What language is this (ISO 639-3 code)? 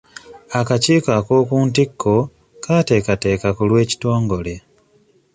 lug